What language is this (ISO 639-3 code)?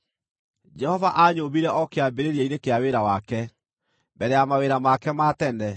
kik